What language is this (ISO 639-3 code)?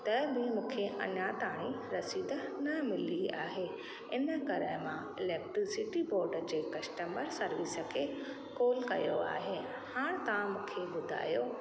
snd